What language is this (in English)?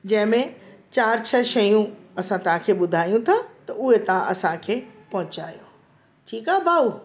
Sindhi